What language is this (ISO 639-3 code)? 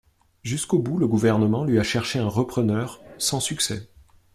fra